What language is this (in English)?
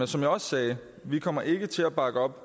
Danish